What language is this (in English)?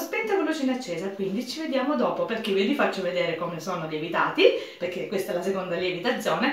Italian